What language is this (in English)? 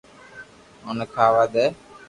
Loarki